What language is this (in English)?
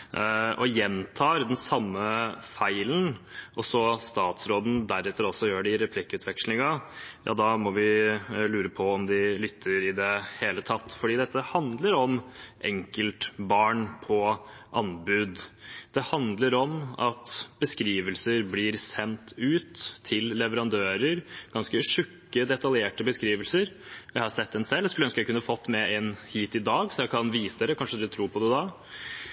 Norwegian Bokmål